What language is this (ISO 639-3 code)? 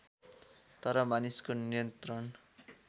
nep